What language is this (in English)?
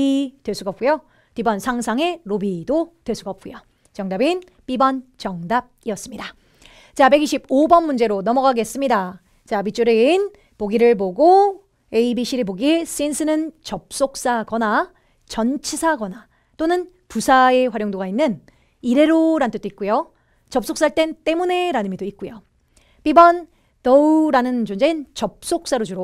Korean